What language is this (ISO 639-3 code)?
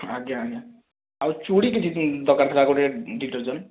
ori